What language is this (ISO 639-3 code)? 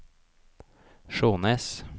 nor